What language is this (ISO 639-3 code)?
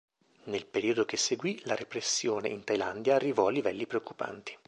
ita